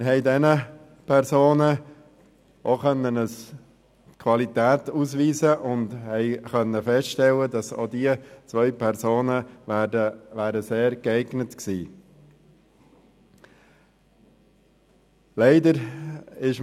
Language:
Swiss German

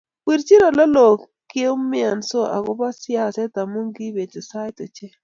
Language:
Kalenjin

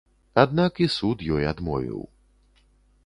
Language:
Belarusian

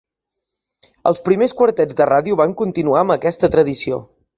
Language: Catalan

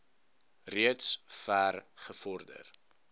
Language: Afrikaans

